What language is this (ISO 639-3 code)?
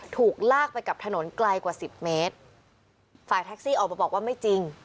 tha